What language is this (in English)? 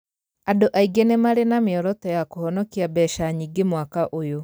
Kikuyu